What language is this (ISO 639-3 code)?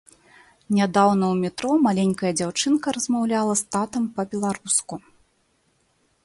bel